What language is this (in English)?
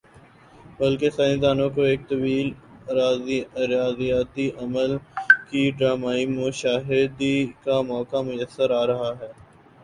Urdu